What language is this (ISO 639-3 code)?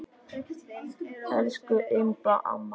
isl